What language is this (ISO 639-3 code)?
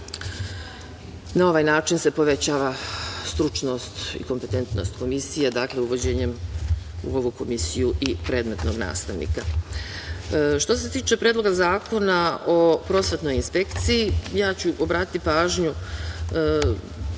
srp